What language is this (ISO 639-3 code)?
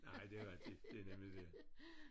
dan